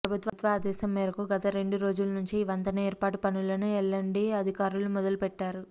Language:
Telugu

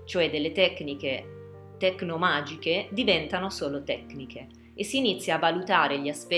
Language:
Italian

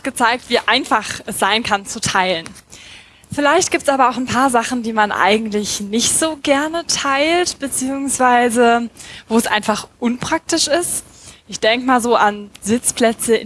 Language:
German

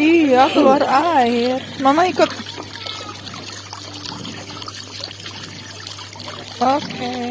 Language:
Indonesian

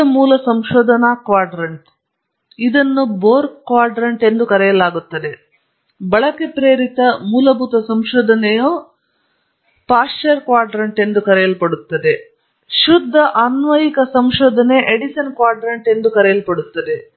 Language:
Kannada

